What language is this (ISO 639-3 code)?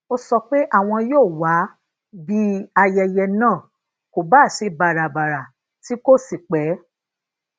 yor